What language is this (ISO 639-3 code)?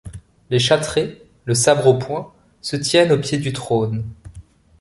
fra